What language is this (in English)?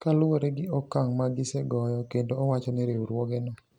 Luo (Kenya and Tanzania)